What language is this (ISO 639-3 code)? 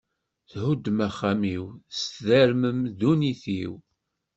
kab